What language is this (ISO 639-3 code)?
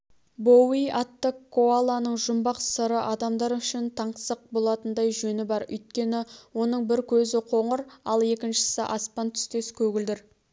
kaz